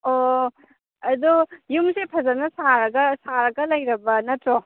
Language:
Manipuri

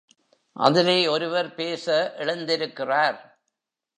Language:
Tamil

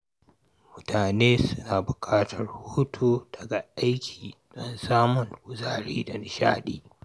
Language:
Hausa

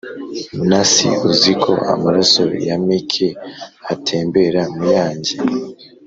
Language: Kinyarwanda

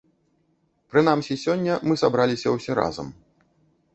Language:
Belarusian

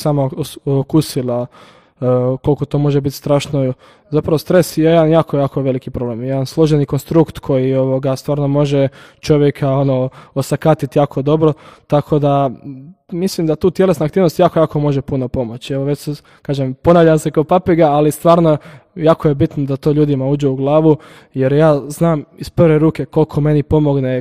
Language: Croatian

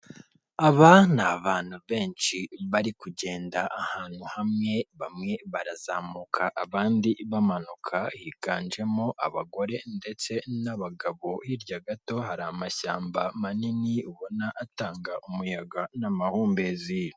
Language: Kinyarwanda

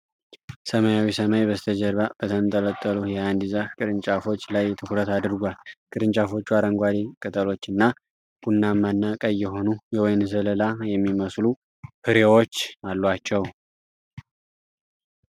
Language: Amharic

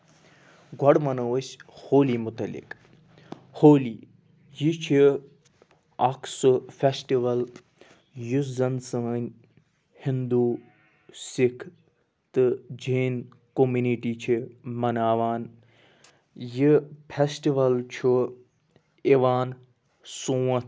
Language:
Kashmiri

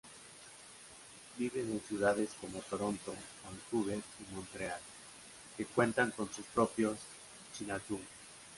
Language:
Spanish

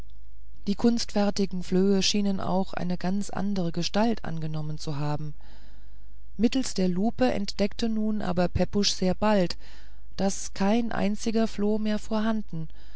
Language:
German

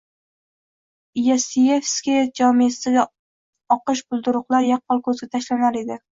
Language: Uzbek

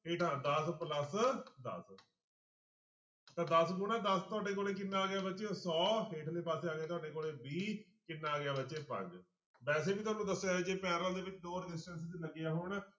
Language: Punjabi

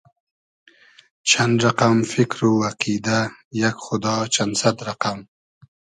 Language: Hazaragi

